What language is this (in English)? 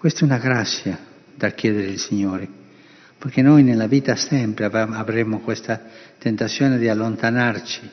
Italian